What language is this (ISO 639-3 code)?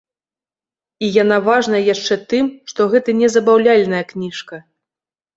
bel